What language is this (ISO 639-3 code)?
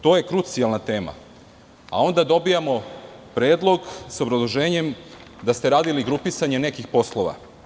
srp